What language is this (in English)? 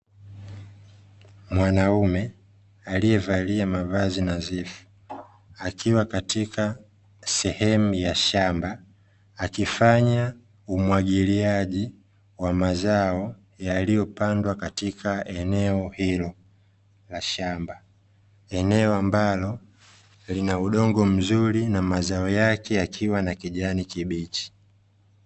Swahili